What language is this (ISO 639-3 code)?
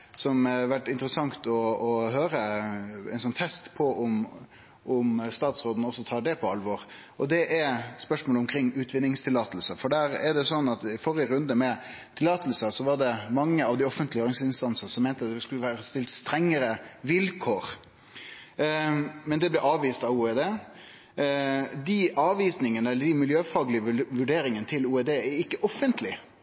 nno